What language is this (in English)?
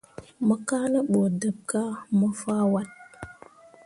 Mundang